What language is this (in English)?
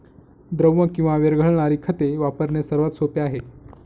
Marathi